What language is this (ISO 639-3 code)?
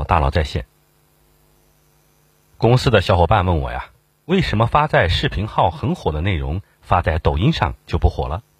zho